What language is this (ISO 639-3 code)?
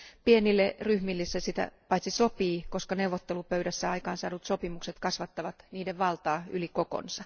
fin